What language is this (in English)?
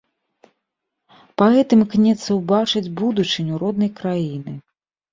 Belarusian